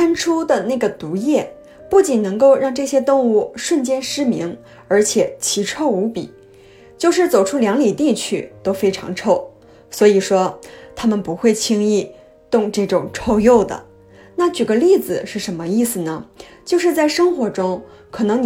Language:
Chinese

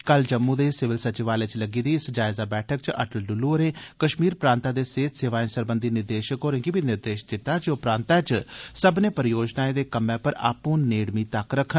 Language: Dogri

